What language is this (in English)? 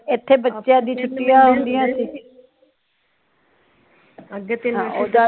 Punjabi